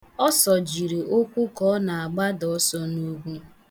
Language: Igbo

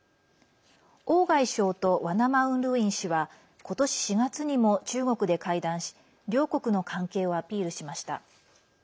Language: Japanese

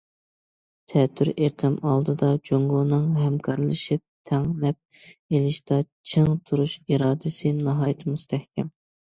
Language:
Uyghur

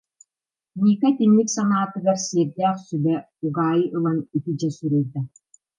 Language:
Yakut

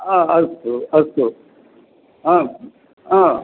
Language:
Sanskrit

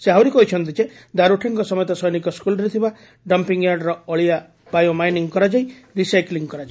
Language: Odia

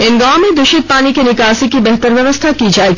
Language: Hindi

